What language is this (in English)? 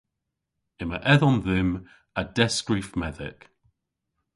Cornish